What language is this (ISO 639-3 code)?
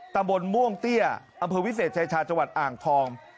tha